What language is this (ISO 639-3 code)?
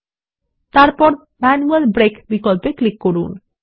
ben